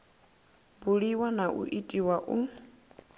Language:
Venda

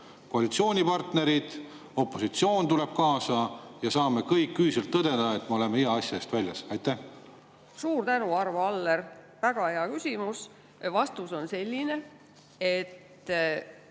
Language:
Estonian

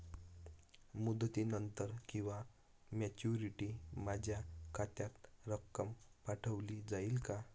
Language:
Marathi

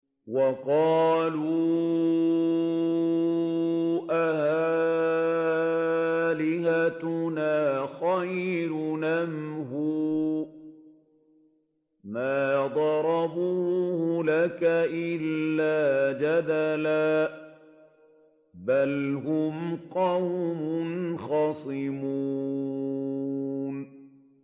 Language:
Arabic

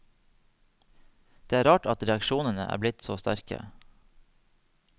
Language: Norwegian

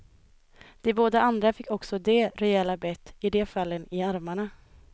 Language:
Swedish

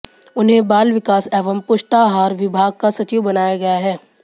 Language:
Hindi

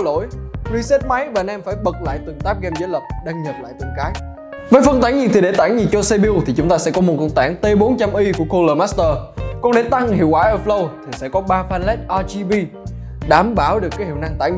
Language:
Vietnamese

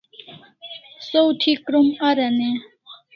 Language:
Kalasha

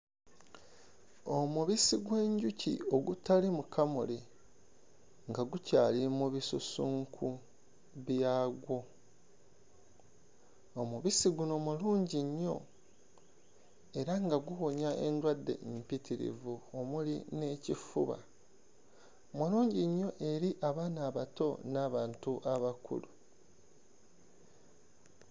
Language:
Ganda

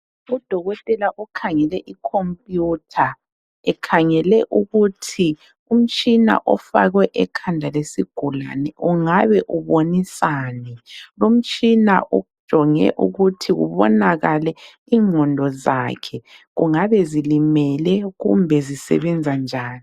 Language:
North Ndebele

